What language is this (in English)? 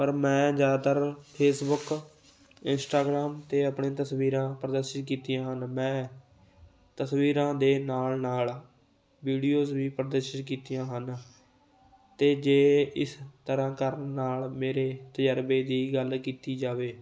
Punjabi